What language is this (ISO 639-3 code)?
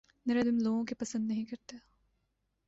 urd